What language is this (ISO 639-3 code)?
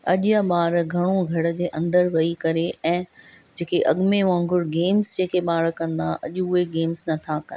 snd